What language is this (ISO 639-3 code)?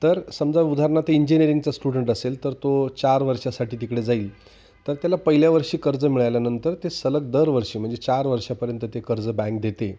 mar